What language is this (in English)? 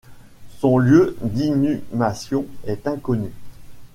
French